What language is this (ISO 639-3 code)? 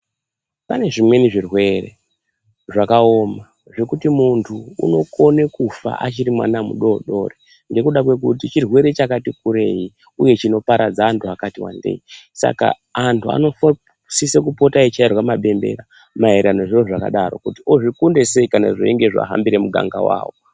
ndc